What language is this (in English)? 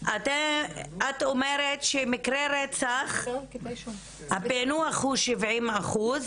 Hebrew